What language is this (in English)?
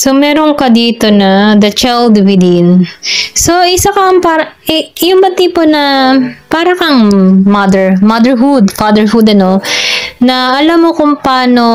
Filipino